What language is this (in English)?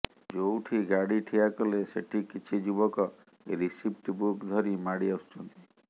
Odia